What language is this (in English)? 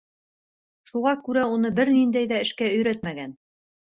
Bashkir